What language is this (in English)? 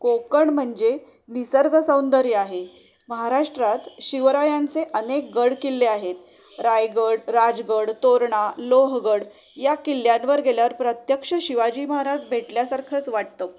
Marathi